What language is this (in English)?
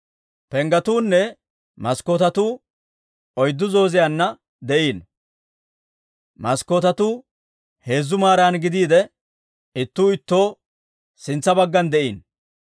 Dawro